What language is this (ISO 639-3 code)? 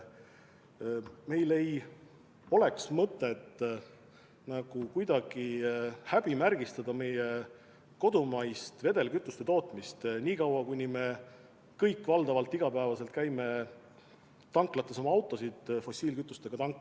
est